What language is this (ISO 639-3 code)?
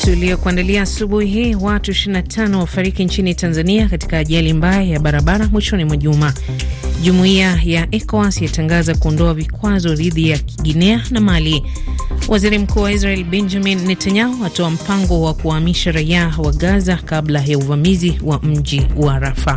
swa